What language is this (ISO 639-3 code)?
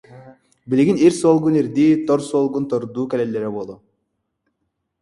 sah